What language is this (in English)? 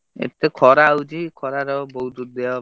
Odia